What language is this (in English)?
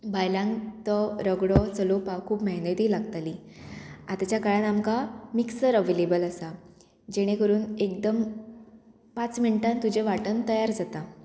Konkani